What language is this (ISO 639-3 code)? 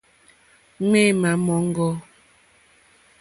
bri